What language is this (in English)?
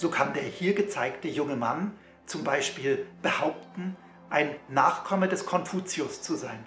German